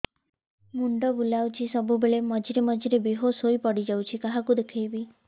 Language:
Odia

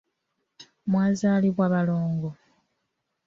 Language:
Ganda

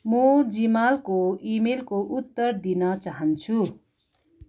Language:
Nepali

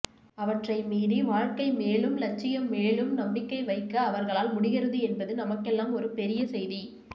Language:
Tamil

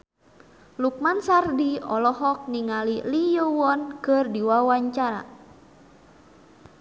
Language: Sundanese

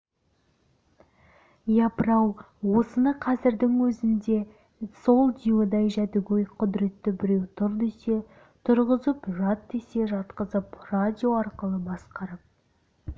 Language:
Kazakh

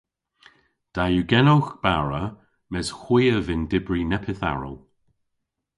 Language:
Cornish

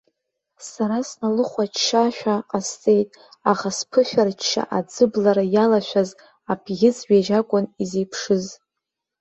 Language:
Abkhazian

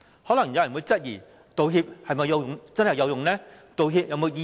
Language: Cantonese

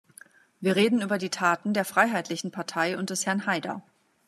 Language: German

